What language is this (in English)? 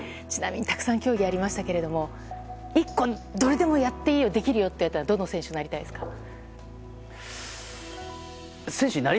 Japanese